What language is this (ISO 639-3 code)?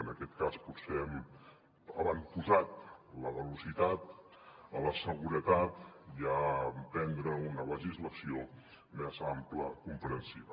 cat